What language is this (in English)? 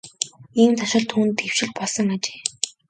Mongolian